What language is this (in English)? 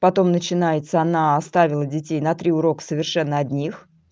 Russian